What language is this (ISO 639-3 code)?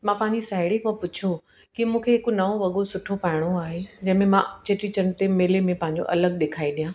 snd